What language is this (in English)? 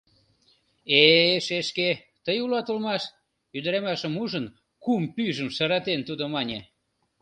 Mari